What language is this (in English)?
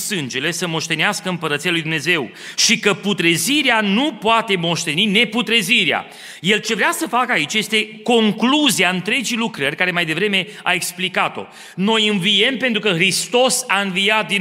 Romanian